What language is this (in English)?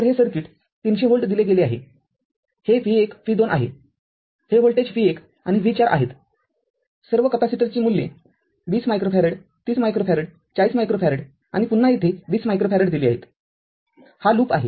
Marathi